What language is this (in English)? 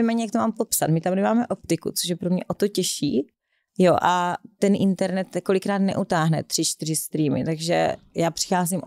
Czech